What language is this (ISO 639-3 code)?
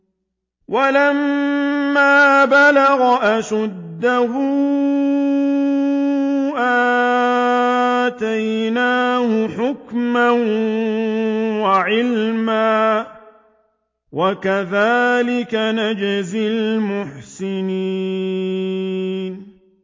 ara